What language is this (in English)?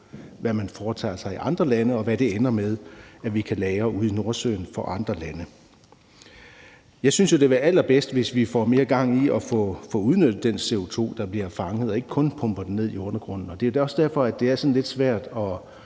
Danish